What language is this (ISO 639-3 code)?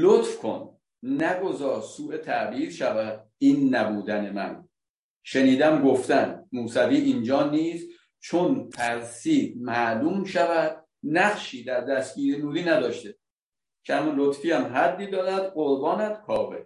fas